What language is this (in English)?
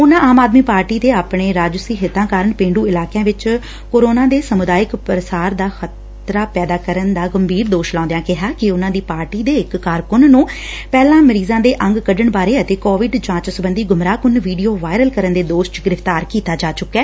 Punjabi